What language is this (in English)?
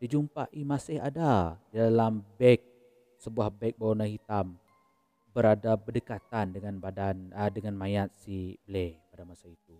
Malay